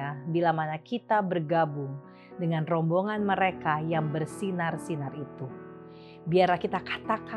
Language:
Indonesian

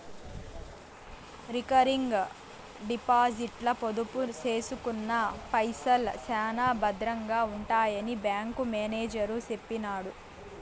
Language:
Telugu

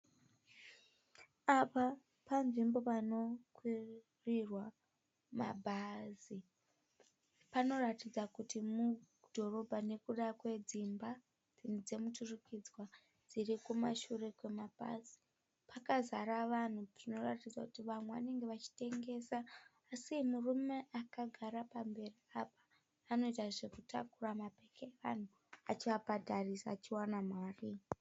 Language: Shona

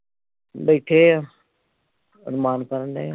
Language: Punjabi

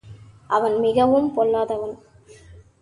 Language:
Tamil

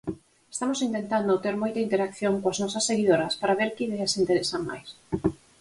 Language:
Galician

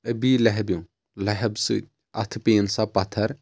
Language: Kashmiri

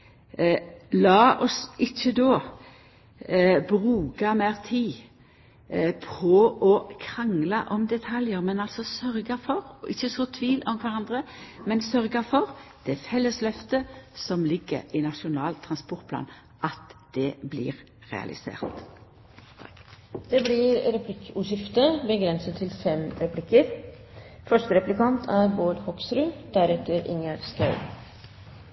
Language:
Norwegian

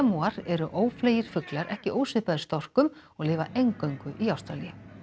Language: Icelandic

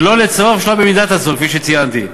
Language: Hebrew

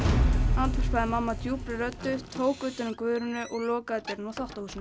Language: Icelandic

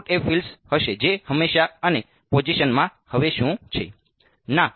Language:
Gujarati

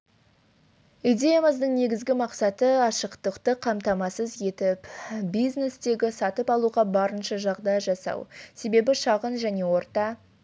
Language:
Kazakh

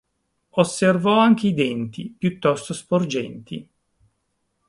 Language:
Italian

